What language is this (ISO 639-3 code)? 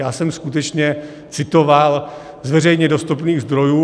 ces